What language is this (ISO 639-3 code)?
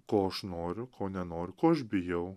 lit